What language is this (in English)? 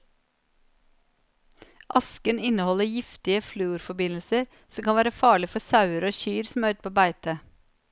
Norwegian